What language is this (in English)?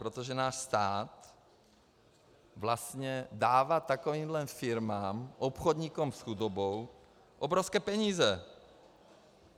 Czech